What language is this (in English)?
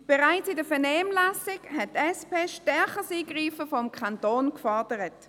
Swiss German